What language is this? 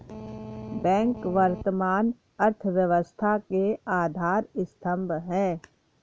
Hindi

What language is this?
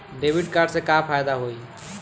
Bhojpuri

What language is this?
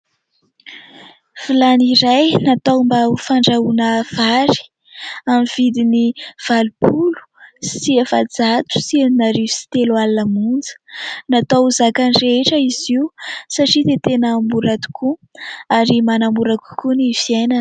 Malagasy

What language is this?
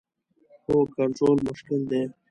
Pashto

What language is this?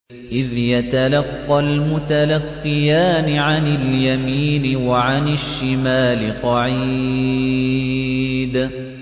Arabic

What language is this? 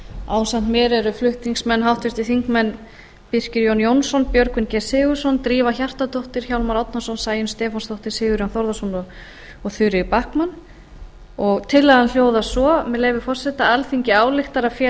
Icelandic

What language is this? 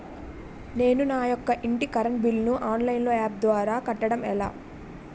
Telugu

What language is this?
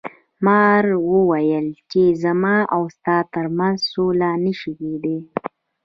Pashto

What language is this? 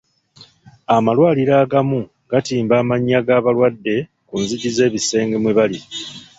Ganda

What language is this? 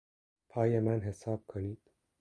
Persian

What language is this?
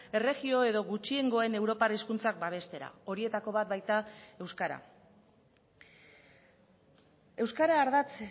Basque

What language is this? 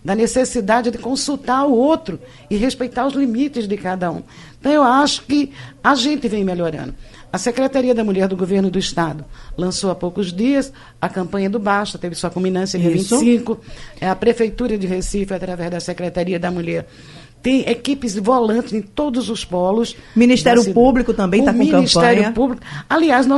Portuguese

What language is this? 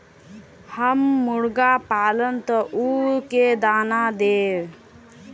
Magahi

